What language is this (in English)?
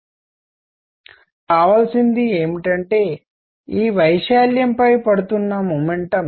Telugu